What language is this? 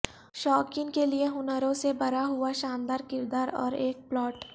Urdu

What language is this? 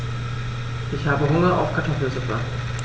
German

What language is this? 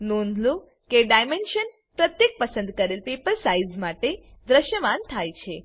Gujarati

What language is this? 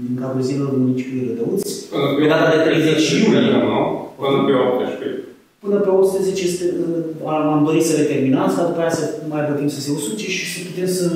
Romanian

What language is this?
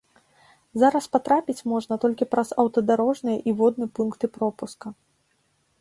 Belarusian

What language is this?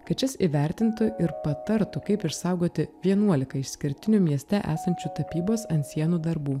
Lithuanian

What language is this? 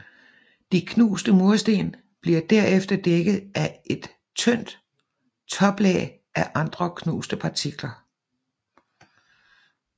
Danish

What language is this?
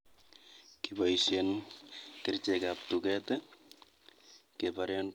Kalenjin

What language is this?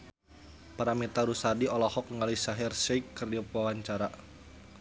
Sundanese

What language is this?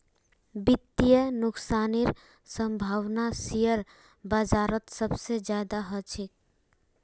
Magahi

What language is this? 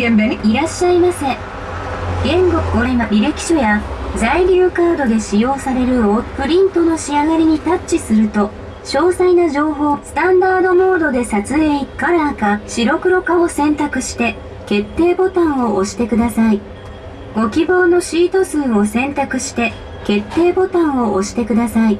Japanese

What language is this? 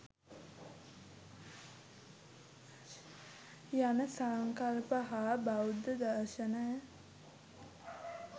Sinhala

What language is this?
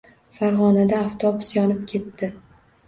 Uzbek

